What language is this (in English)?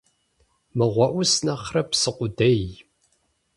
Kabardian